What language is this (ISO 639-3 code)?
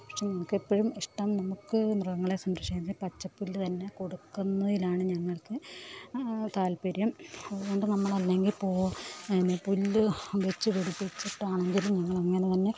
mal